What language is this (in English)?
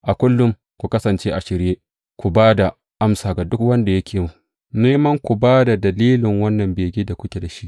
Hausa